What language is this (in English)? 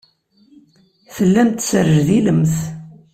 Kabyle